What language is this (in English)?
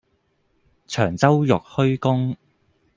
Cantonese